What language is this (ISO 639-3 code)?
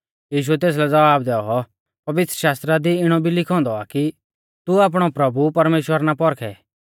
bfz